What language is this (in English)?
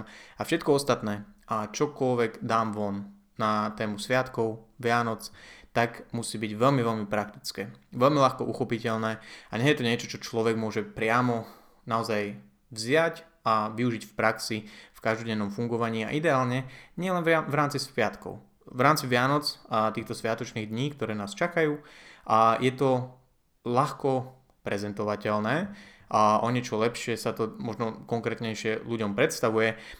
Slovak